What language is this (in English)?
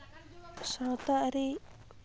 Santali